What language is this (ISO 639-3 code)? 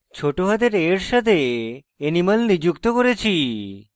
ben